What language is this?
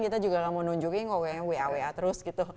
Indonesian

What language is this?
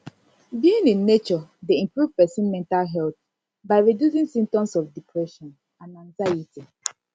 Nigerian Pidgin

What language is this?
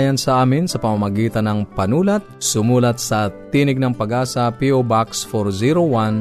Filipino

